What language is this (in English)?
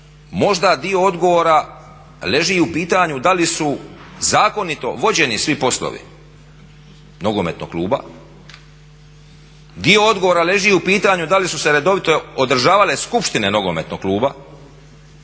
Croatian